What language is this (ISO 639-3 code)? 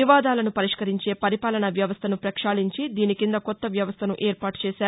tel